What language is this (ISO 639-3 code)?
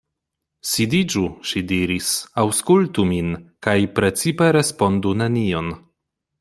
epo